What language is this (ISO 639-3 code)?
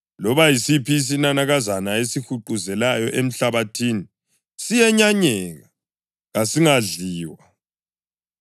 nde